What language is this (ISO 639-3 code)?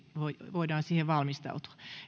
fin